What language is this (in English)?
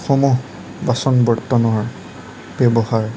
Assamese